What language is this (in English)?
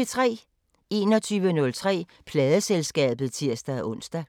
Danish